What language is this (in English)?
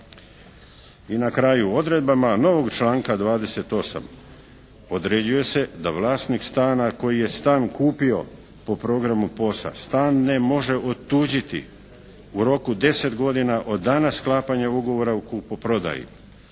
Croatian